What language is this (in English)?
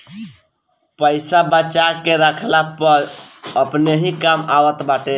Bhojpuri